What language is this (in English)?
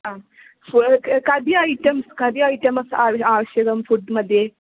Sanskrit